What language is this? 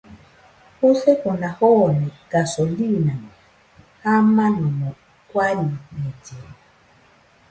Nüpode Huitoto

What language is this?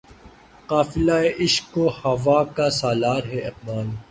Urdu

